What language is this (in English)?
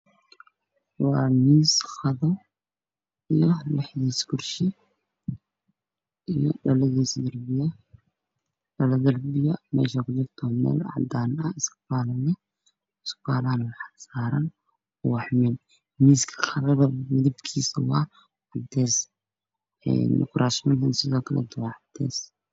Somali